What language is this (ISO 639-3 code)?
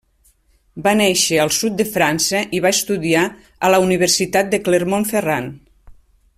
cat